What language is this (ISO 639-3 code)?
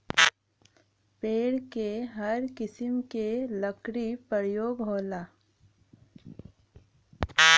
bho